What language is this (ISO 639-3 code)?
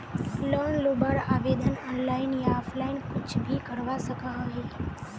mag